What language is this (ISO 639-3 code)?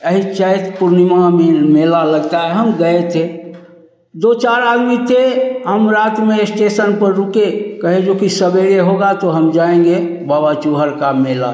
hin